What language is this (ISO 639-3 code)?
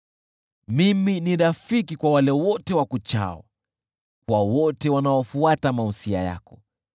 swa